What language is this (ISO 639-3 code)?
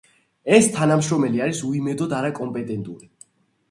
kat